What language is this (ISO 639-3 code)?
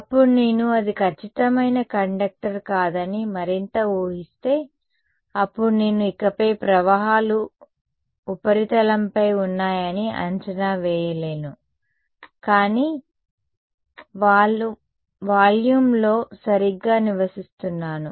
tel